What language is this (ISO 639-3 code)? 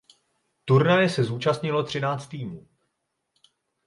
ces